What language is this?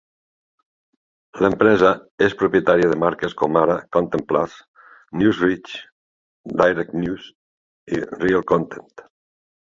Catalan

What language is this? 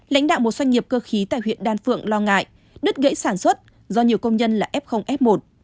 Vietnamese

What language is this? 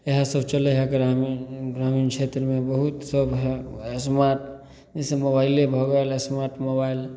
Maithili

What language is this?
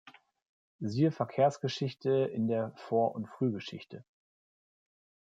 German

